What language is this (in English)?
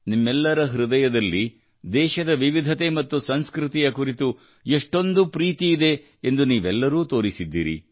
Kannada